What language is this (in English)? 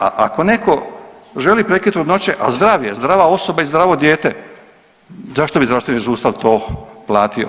Croatian